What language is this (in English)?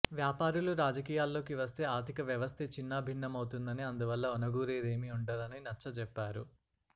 Telugu